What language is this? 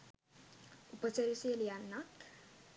Sinhala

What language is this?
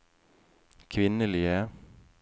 Norwegian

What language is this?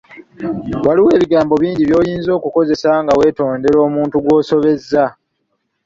Ganda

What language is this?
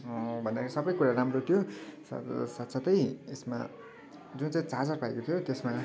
Nepali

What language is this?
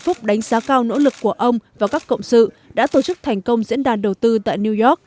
Vietnamese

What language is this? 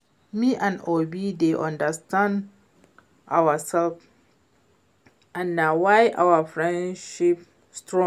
Nigerian Pidgin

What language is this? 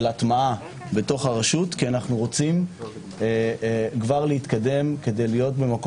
Hebrew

